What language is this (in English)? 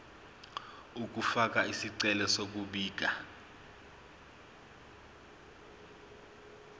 Zulu